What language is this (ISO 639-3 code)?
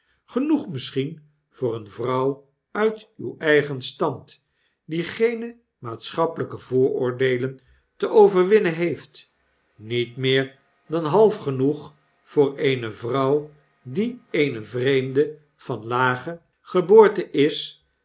nld